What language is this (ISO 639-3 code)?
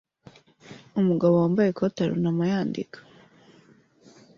kin